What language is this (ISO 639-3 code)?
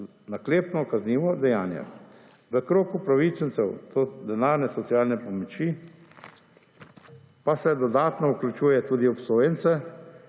slv